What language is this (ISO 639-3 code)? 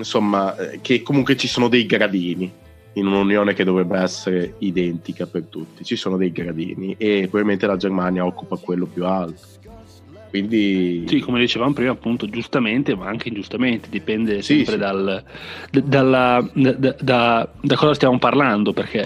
ita